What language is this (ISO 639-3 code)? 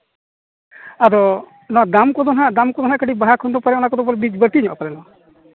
sat